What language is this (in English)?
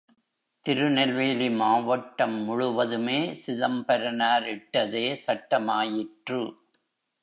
Tamil